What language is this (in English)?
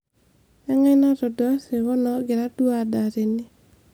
Masai